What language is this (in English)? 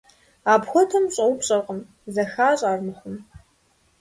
Kabardian